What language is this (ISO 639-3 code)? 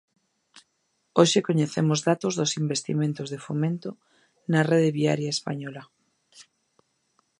glg